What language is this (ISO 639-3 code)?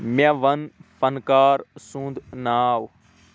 kas